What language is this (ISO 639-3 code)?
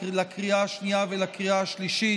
heb